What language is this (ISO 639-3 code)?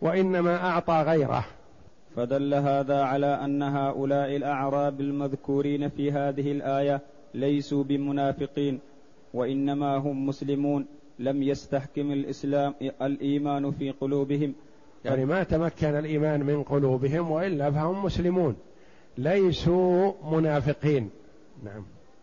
ara